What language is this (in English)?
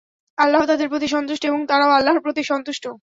Bangla